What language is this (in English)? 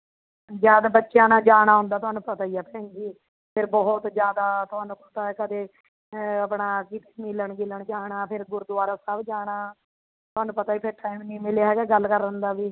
Punjabi